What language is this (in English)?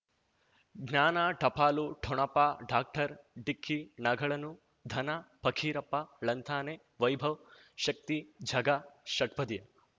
Kannada